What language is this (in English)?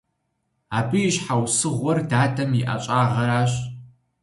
Kabardian